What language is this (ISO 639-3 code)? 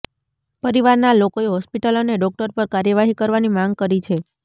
guj